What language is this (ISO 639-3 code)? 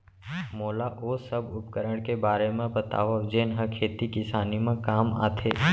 hne